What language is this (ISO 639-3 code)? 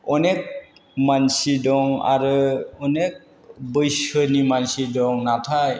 brx